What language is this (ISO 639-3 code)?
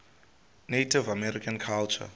xho